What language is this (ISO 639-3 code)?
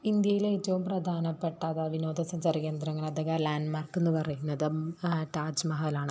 mal